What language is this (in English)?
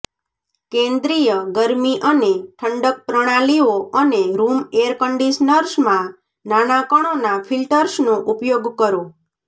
Gujarati